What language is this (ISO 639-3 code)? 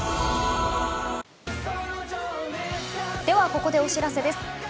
jpn